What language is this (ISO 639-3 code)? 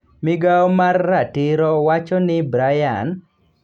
luo